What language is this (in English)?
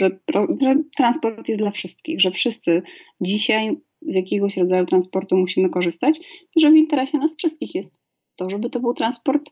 Polish